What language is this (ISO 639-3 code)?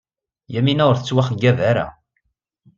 kab